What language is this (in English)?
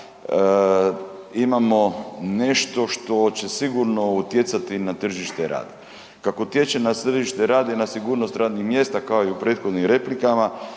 Croatian